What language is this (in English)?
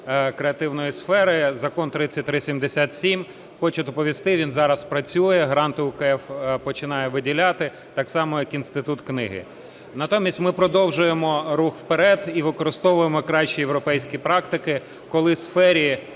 Ukrainian